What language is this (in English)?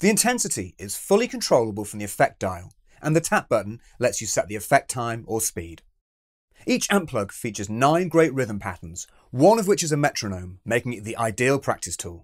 English